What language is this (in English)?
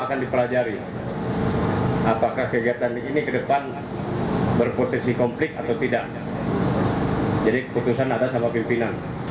Indonesian